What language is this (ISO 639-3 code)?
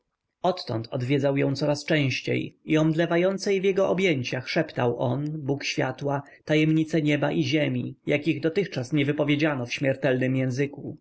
pol